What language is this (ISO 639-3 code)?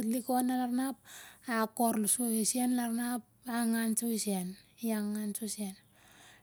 sjr